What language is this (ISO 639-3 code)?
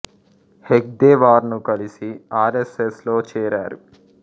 tel